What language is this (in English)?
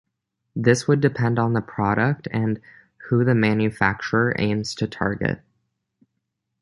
English